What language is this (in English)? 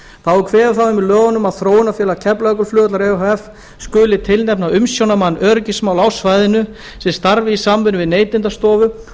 Icelandic